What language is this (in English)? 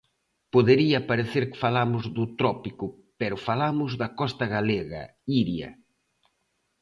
Galician